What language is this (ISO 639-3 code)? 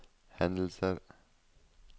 nor